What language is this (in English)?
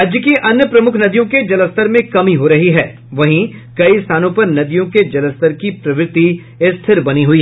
Hindi